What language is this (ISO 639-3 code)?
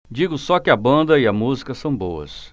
por